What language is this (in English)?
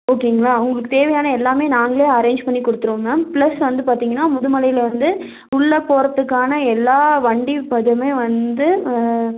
Tamil